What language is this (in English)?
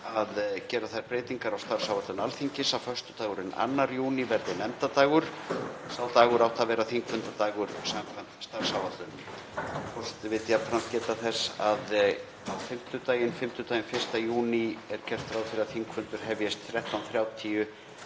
Icelandic